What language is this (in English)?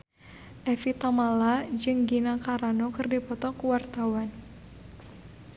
Sundanese